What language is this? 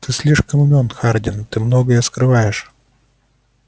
Russian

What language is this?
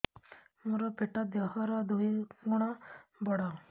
Odia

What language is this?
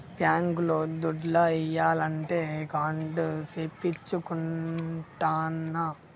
Telugu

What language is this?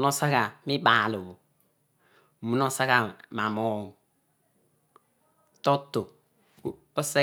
Odual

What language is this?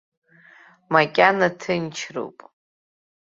Abkhazian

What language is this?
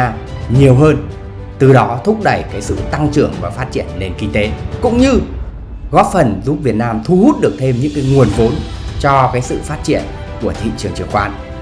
Vietnamese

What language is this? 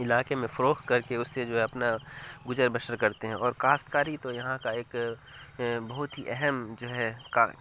Urdu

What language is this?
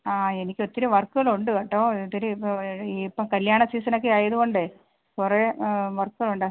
Malayalam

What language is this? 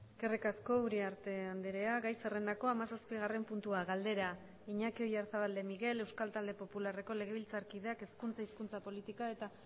Basque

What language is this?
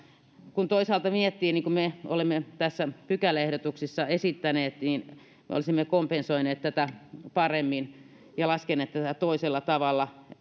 Finnish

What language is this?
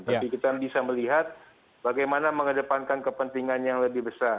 Indonesian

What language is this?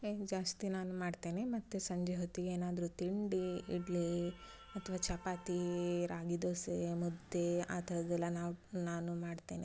Kannada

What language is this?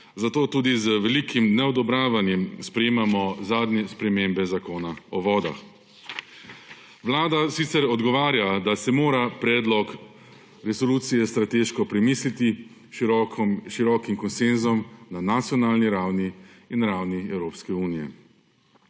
Slovenian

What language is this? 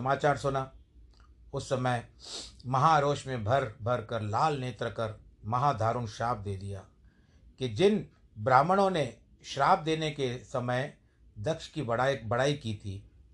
Hindi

